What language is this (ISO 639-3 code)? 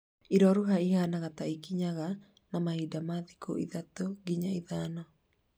kik